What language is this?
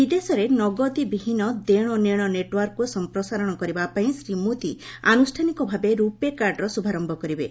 Odia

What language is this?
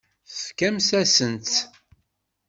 Kabyle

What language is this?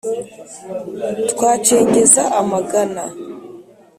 Kinyarwanda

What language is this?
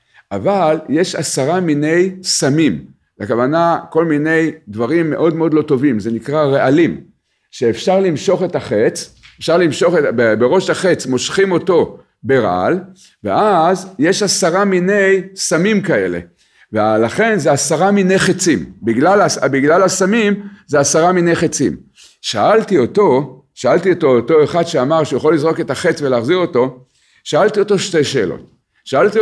Hebrew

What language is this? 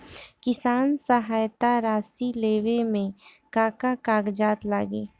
Bhojpuri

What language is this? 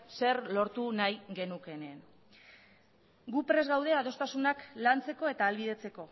Basque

